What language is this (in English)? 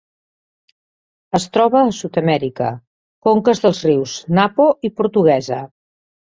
Catalan